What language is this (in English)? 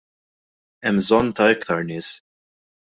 Maltese